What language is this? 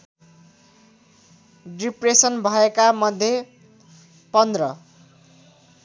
Nepali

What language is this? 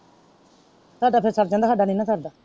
Punjabi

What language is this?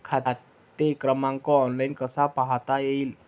Marathi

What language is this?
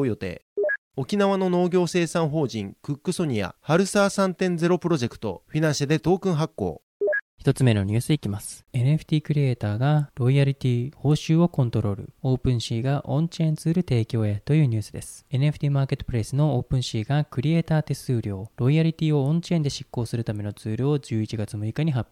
Japanese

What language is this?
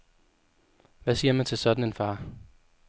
Danish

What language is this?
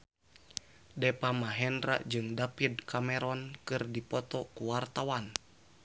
Sundanese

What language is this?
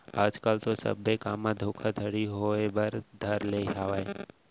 Chhattisgarhi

